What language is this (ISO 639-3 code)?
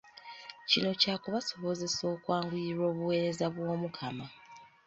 lug